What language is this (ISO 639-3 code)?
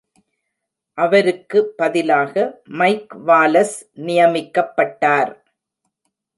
tam